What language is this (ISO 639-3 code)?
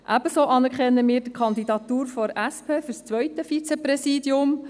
gsw